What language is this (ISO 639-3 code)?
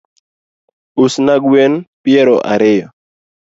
luo